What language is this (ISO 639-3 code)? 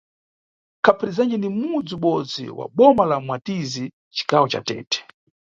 nyu